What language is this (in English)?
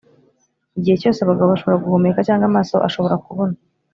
Kinyarwanda